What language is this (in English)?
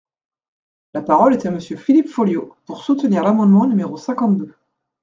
French